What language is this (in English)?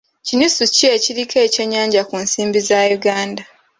Ganda